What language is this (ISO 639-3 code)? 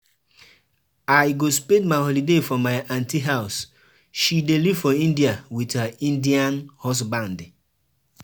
pcm